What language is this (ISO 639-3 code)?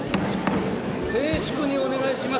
jpn